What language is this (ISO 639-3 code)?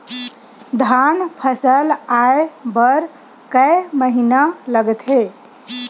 hne